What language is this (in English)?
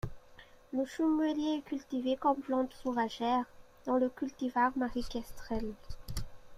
French